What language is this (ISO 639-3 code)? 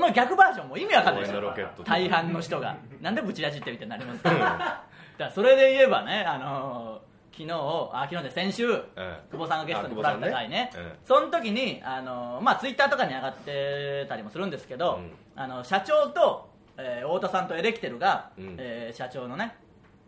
jpn